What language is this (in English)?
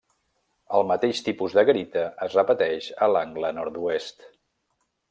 Catalan